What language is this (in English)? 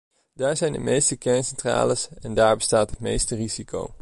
Dutch